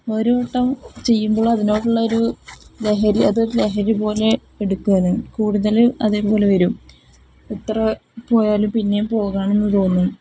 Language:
Malayalam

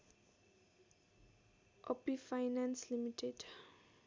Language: Nepali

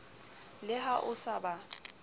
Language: Southern Sotho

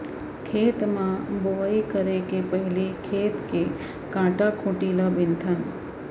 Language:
Chhattisgarhi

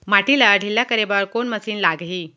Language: Chhattisgarhi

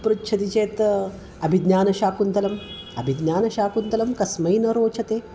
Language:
Sanskrit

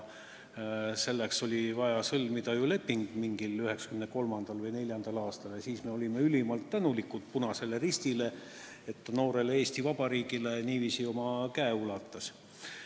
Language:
Estonian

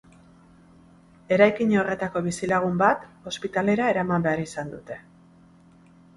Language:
Basque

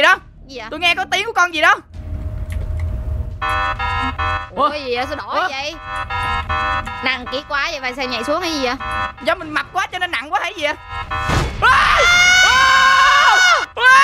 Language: Vietnamese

